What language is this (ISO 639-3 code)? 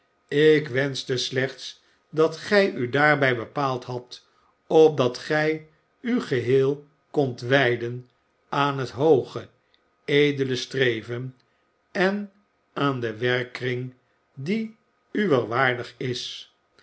nld